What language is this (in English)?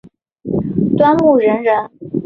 Chinese